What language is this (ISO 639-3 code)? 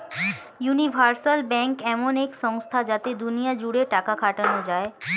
ben